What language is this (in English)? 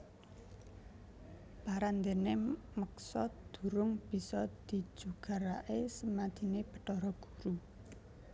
Javanese